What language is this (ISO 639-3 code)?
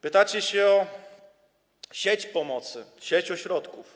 pol